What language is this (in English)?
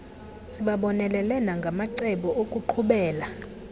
Xhosa